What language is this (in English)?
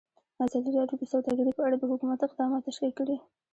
Pashto